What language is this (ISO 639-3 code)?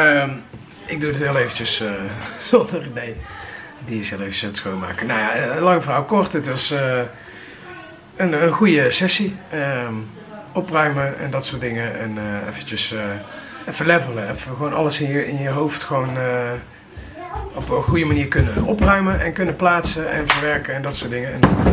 nld